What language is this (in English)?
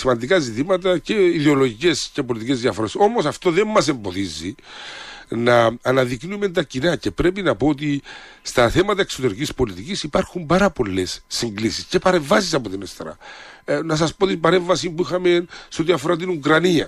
Greek